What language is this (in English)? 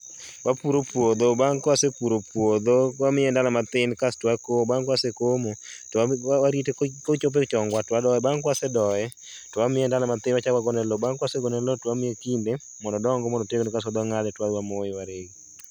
Luo (Kenya and Tanzania)